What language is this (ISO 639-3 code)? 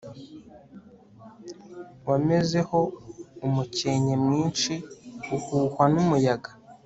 kin